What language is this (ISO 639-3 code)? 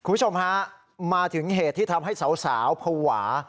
tha